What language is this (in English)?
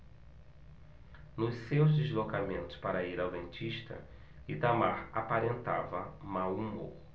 Portuguese